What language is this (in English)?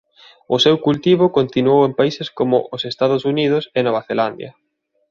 Galician